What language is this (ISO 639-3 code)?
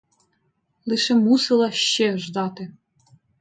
ukr